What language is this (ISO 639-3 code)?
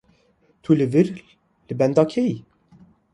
kur